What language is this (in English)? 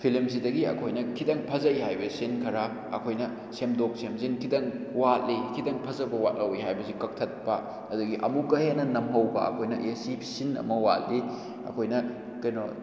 Manipuri